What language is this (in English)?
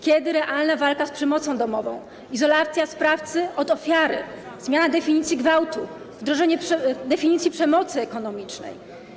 Polish